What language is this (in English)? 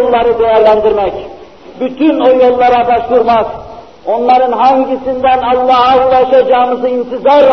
Turkish